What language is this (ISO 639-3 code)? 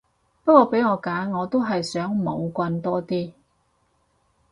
yue